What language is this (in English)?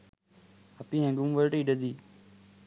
Sinhala